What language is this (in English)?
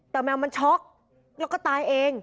Thai